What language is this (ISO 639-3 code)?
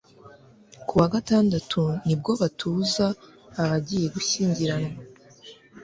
kin